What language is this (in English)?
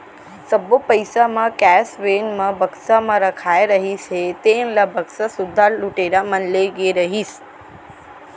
Chhattisgarhi